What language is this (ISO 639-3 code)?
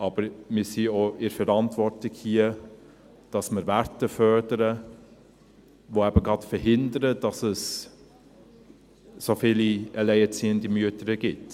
gsw